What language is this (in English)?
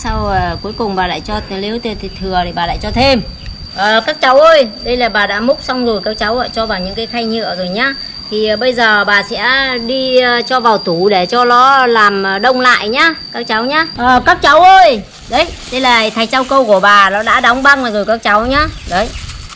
Vietnamese